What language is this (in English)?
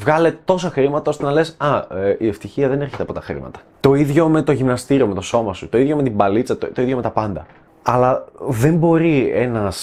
Greek